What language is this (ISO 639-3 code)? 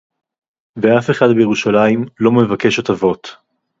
heb